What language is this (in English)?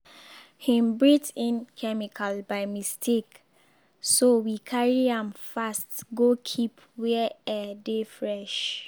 Nigerian Pidgin